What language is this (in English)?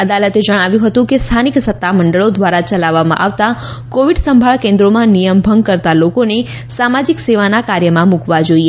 Gujarati